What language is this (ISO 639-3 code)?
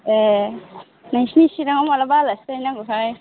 brx